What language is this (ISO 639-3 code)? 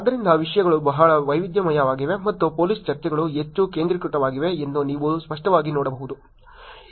kan